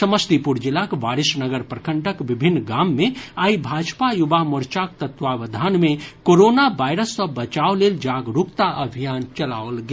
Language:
Maithili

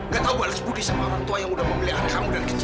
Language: Indonesian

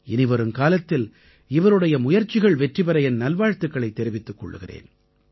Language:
Tamil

